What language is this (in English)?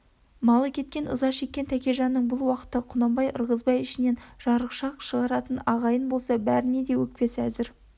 Kazakh